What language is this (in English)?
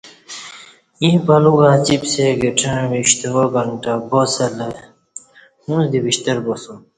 Kati